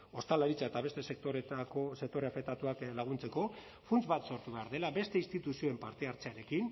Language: Basque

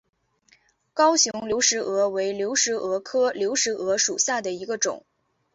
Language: Chinese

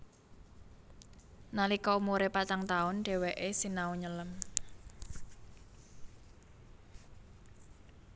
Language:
Javanese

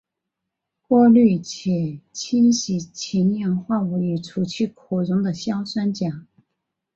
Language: Chinese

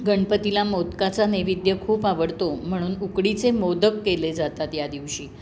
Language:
Marathi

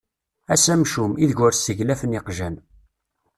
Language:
Kabyle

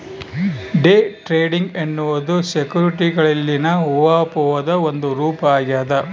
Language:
Kannada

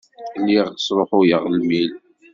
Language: Kabyle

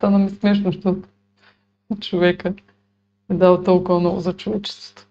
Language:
Bulgarian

